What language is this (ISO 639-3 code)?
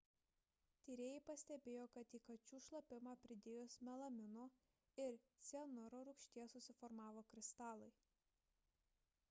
lit